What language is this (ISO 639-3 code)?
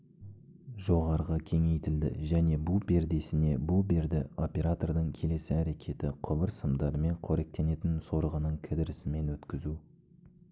kaz